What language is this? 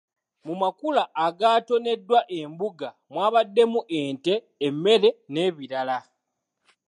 Ganda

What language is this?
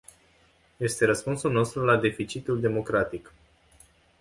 Romanian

